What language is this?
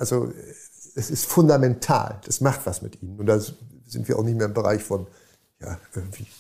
German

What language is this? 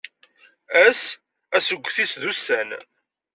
Kabyle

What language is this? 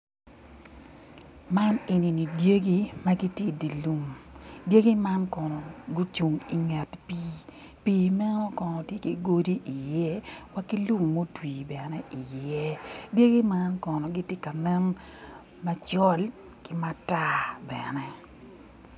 Acoli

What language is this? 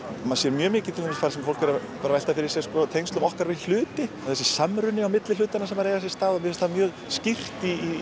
Icelandic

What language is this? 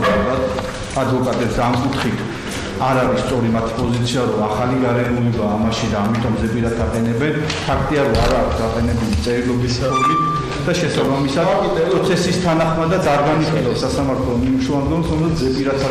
Romanian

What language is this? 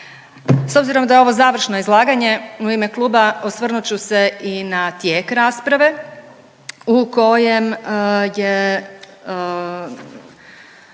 Croatian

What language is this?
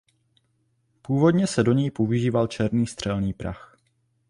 Czech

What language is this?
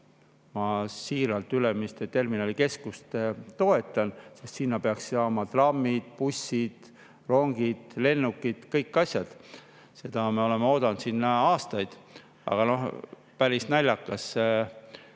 Estonian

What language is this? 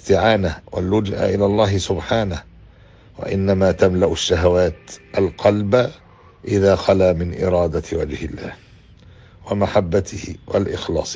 Arabic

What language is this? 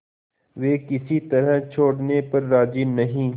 Hindi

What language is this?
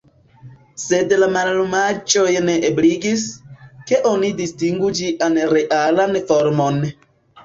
Esperanto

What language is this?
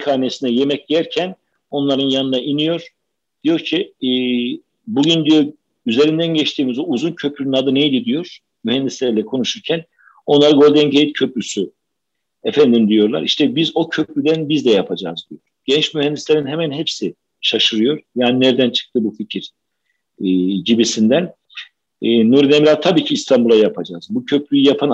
Turkish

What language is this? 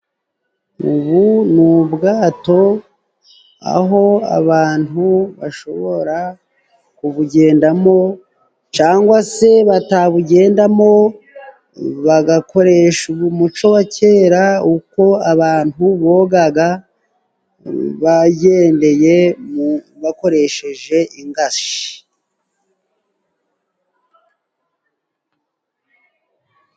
Kinyarwanda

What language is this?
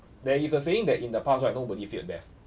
English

